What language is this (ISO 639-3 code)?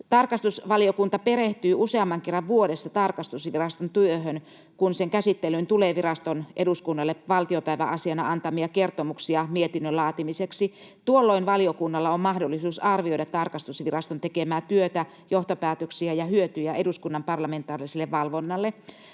fin